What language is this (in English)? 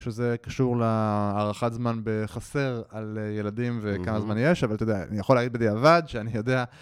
Hebrew